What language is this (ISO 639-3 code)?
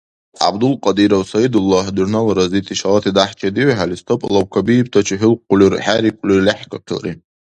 dar